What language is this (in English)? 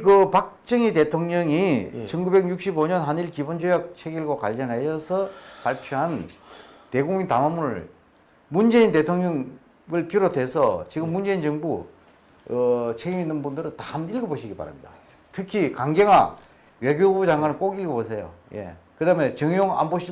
Korean